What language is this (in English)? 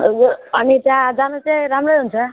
Nepali